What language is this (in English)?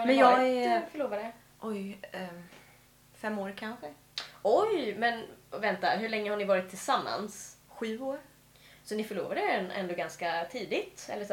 Swedish